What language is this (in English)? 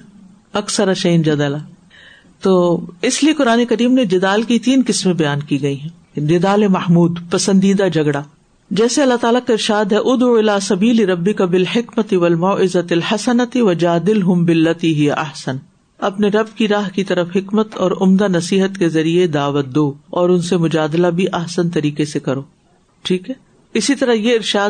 Urdu